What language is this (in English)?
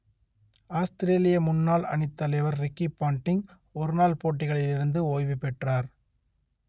Tamil